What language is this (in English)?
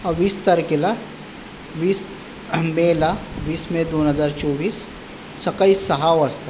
Marathi